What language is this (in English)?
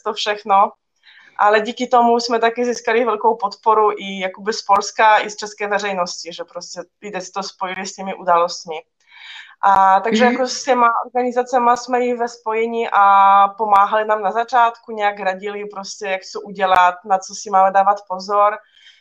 Czech